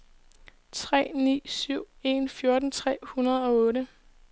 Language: Danish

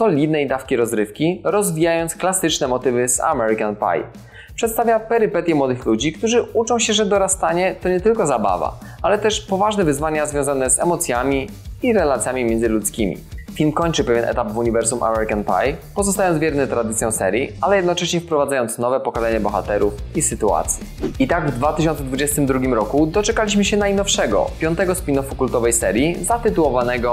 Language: Polish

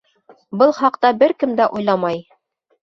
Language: Bashkir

